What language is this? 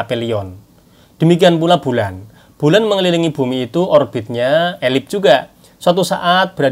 Indonesian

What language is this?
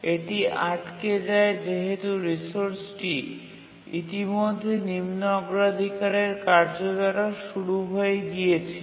Bangla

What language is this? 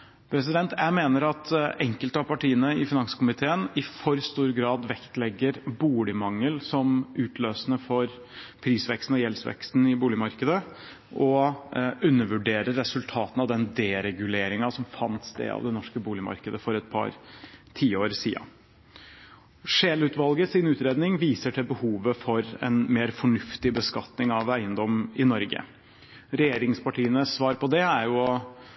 Norwegian Bokmål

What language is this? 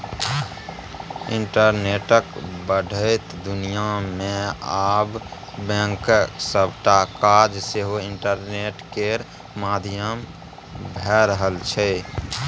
Maithili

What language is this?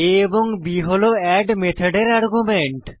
Bangla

